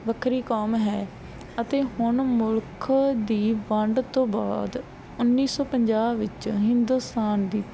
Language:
Punjabi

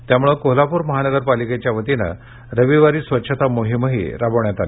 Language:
Marathi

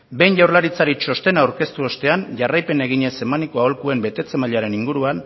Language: Basque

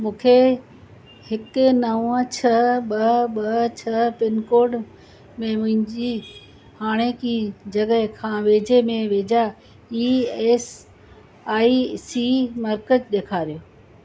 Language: Sindhi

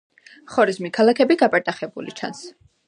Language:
Georgian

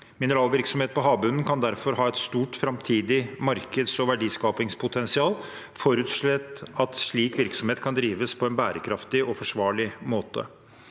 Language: Norwegian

